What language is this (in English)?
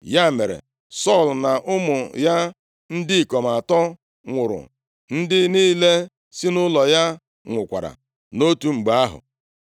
Igbo